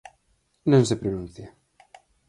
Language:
Galician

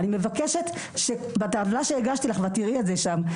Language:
Hebrew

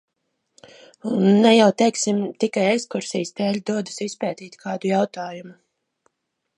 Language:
Latvian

